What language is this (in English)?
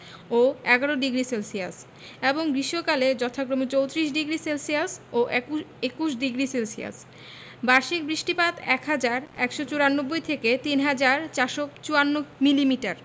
Bangla